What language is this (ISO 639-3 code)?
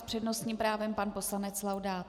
ces